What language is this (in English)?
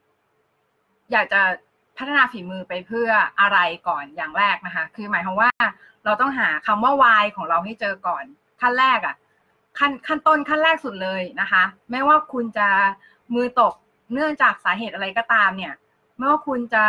Thai